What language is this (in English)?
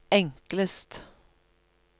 Norwegian